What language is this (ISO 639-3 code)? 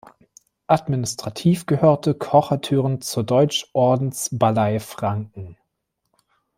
deu